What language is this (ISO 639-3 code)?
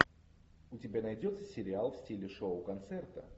rus